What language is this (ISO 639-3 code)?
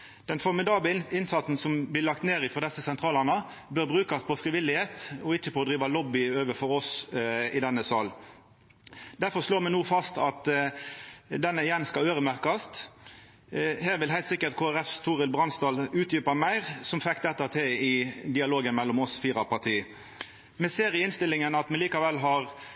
nno